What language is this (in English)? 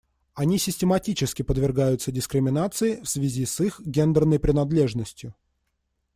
Russian